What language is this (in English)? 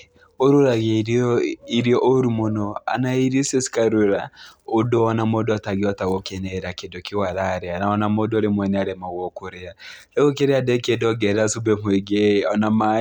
Kikuyu